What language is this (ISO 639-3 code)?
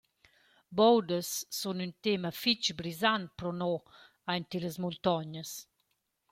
roh